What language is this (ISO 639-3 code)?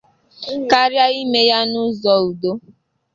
ibo